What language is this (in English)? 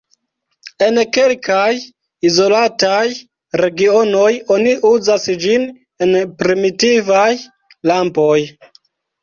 Esperanto